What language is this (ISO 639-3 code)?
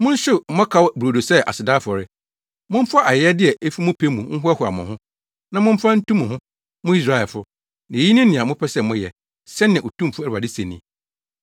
aka